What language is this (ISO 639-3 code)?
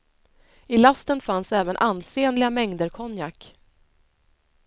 swe